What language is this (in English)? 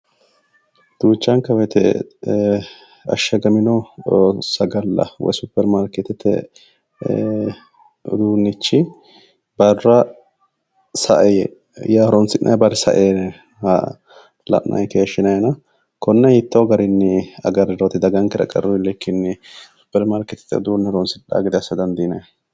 Sidamo